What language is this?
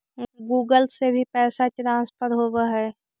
Magahi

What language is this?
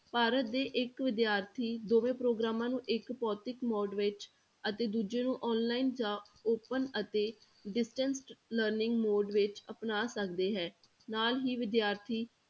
Punjabi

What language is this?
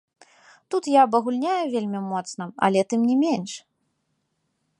Belarusian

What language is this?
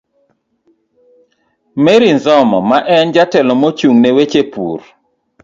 Luo (Kenya and Tanzania)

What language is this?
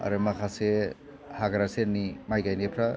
Bodo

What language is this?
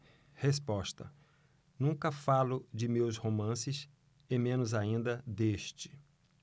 Portuguese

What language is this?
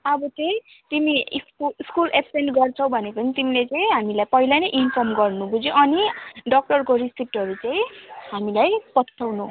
Nepali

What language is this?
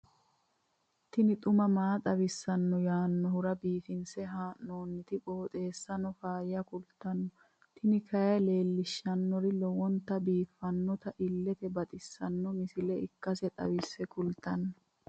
Sidamo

